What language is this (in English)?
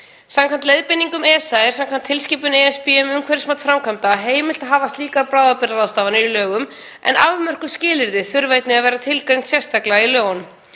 Icelandic